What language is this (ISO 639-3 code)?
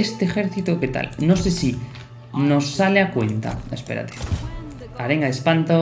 spa